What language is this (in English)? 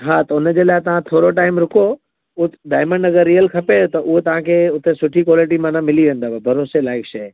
Sindhi